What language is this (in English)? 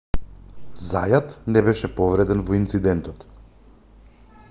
Macedonian